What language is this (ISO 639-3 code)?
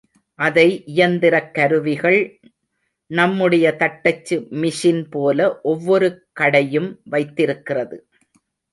tam